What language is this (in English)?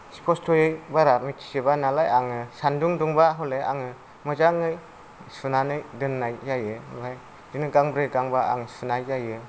Bodo